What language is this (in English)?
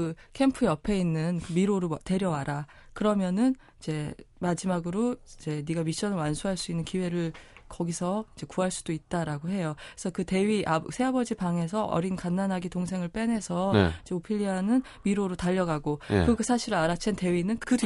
Korean